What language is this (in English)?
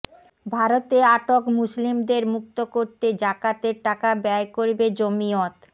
Bangla